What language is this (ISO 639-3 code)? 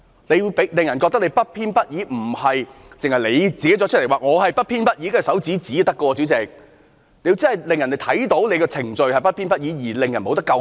yue